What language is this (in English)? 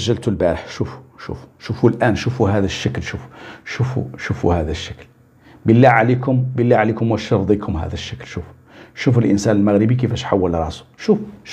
Arabic